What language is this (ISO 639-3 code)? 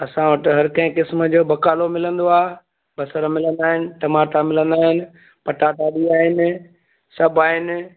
snd